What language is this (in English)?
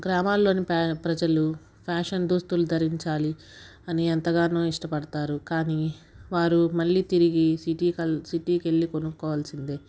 Telugu